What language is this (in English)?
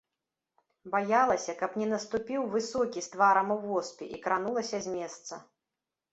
Belarusian